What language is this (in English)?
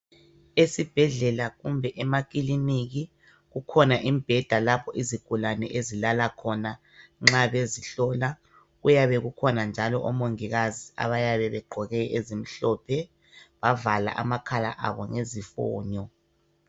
North Ndebele